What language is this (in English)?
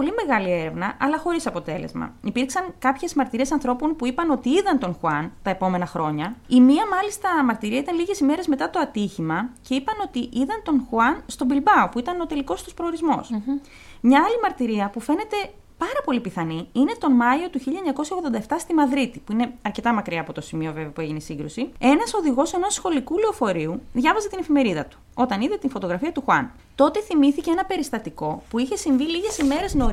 Greek